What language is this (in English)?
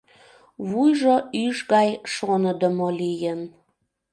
Mari